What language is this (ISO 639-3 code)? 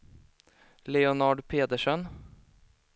swe